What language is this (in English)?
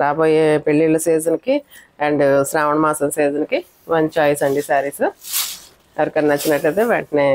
Telugu